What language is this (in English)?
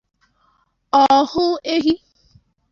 Igbo